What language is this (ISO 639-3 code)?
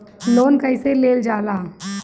bho